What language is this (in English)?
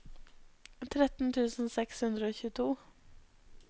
Norwegian